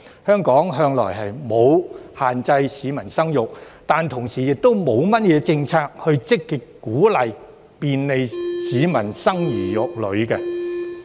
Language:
Cantonese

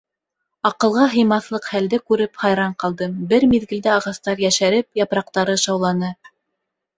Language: Bashkir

